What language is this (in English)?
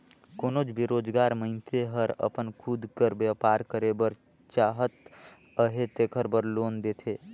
Chhattisgarhi